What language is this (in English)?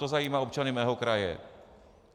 Czech